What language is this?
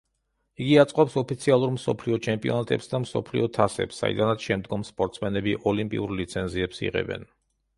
Georgian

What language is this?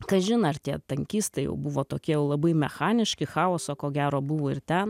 Lithuanian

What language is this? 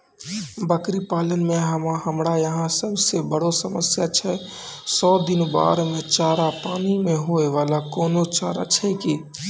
Maithili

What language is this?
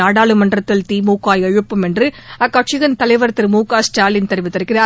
Tamil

